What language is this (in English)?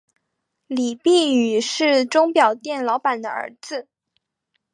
Chinese